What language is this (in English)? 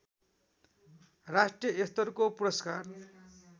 Nepali